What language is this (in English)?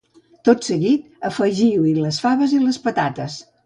Catalan